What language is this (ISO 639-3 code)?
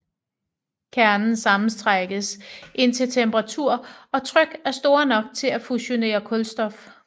dan